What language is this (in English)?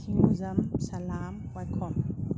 Manipuri